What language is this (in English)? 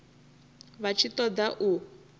Venda